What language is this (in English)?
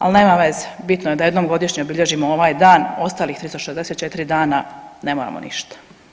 Croatian